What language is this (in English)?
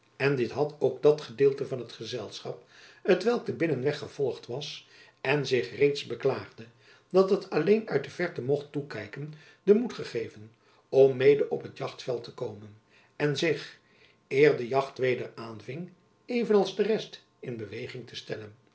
Dutch